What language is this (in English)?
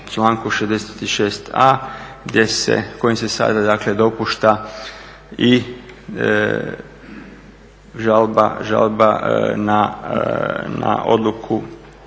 Croatian